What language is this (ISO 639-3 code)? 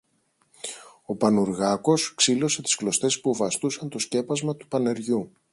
ell